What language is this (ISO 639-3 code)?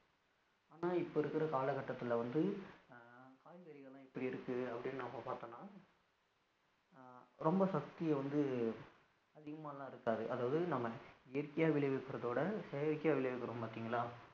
tam